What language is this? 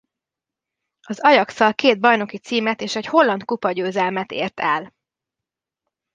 Hungarian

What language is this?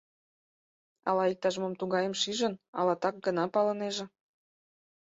Mari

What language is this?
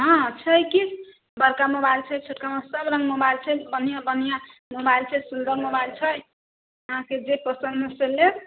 Maithili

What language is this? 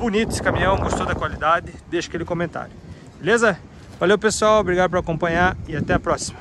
Portuguese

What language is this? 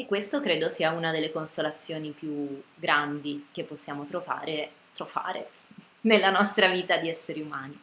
Italian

